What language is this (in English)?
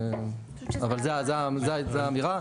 Hebrew